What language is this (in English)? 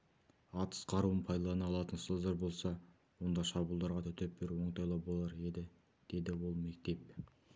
Kazakh